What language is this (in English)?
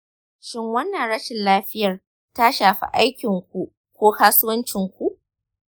Hausa